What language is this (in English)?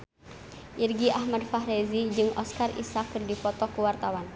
Sundanese